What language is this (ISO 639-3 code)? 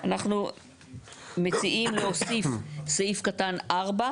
heb